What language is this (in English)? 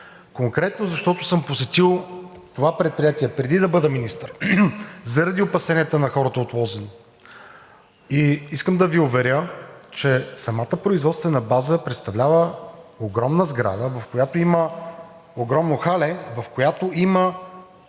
Bulgarian